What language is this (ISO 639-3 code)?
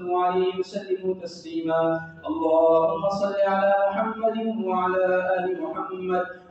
ara